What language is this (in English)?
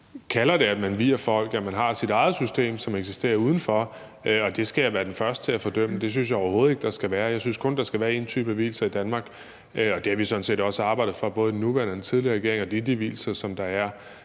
Danish